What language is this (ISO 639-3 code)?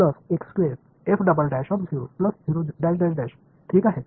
mar